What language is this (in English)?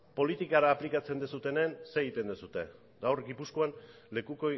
Basque